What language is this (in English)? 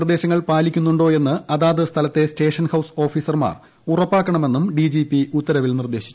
Malayalam